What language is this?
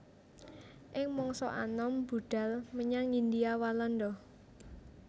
Javanese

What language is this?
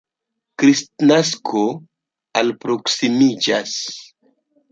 Esperanto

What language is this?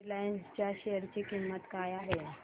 Marathi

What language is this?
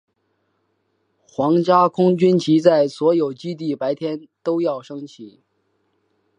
Chinese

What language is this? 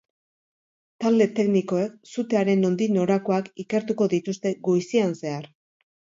Basque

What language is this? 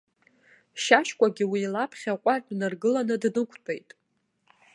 Abkhazian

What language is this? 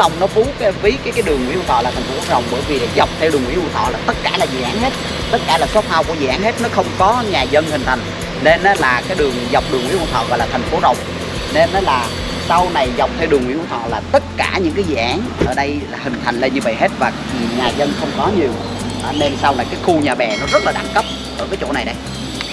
Vietnamese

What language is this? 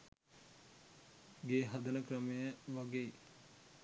Sinhala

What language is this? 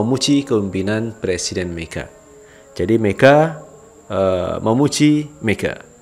Indonesian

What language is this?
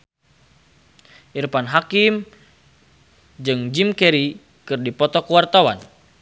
Sundanese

